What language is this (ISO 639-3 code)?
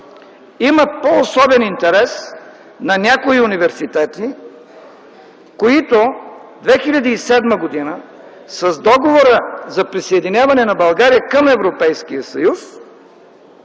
bul